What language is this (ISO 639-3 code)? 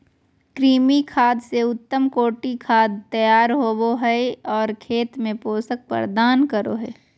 mag